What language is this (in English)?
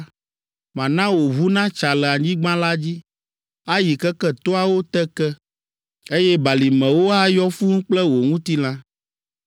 Ewe